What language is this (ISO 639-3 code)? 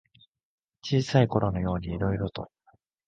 jpn